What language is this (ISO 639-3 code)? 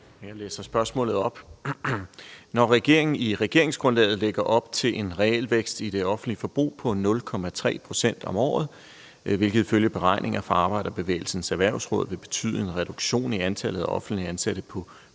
dan